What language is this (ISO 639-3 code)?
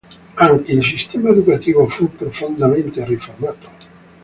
ita